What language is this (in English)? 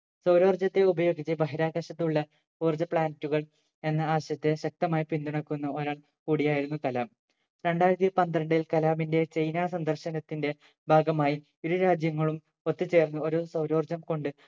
Malayalam